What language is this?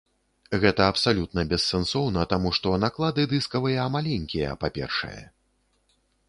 Belarusian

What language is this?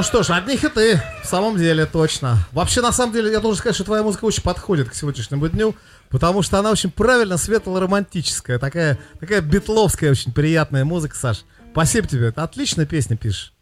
Russian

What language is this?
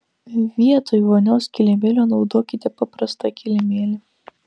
Lithuanian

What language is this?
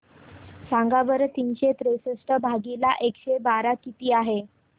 Marathi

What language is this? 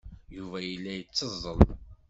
Kabyle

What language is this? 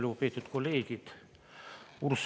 Estonian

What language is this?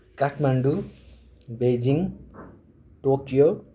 Nepali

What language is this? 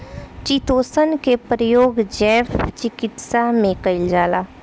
Bhojpuri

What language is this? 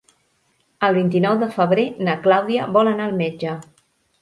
Catalan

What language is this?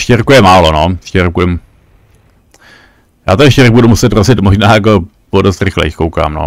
Czech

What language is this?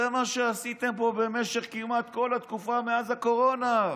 Hebrew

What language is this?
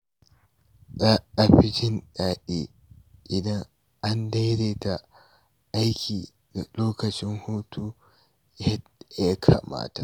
Hausa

